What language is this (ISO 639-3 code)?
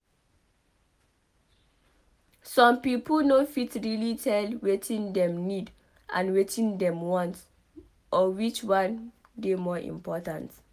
pcm